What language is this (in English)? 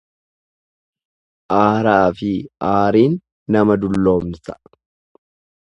Oromo